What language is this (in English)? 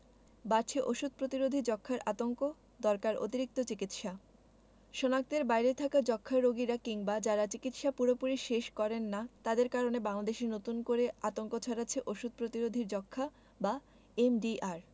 Bangla